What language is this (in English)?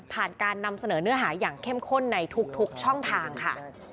Thai